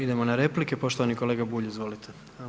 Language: Croatian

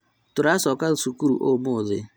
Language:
Kikuyu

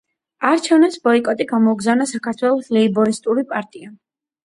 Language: Georgian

